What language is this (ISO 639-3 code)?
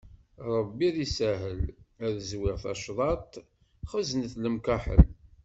kab